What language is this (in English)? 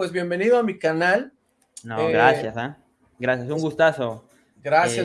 Spanish